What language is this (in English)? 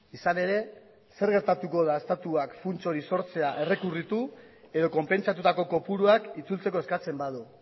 Basque